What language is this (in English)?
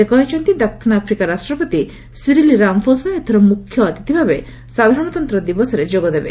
Odia